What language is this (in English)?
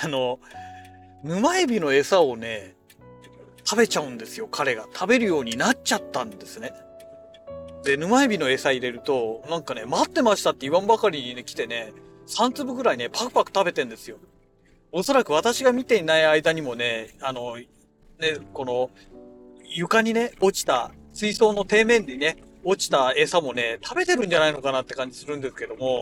Japanese